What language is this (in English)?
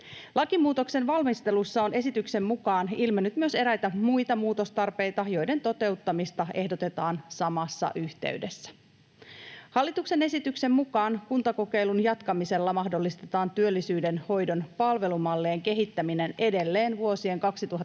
Finnish